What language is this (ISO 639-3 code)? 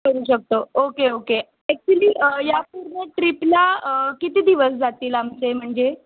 mar